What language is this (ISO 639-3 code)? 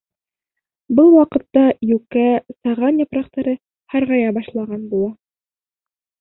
bak